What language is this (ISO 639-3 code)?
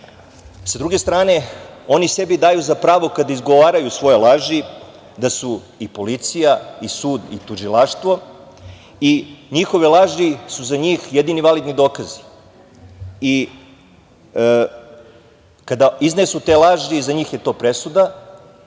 srp